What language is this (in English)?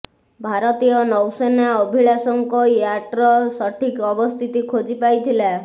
Odia